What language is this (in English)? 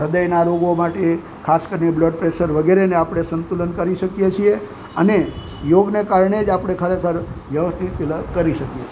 Gujarati